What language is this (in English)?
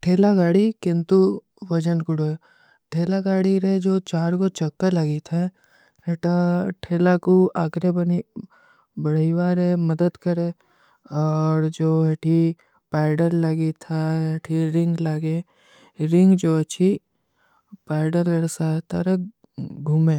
Kui (India)